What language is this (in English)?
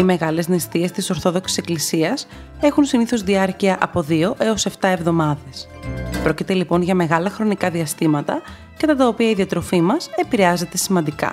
Greek